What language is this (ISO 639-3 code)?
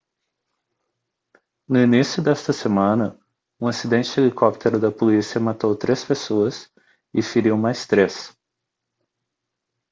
por